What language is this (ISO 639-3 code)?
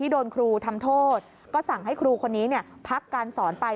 tha